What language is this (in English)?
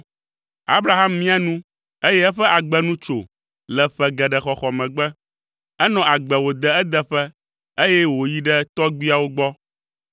Ewe